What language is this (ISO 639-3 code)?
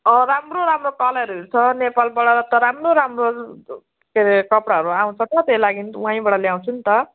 nep